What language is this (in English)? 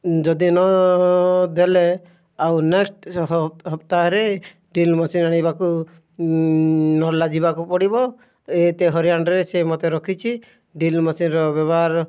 Odia